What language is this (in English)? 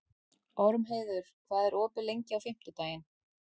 Icelandic